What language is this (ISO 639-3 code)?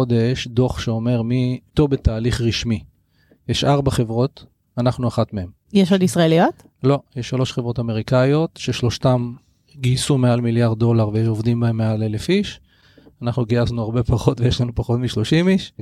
heb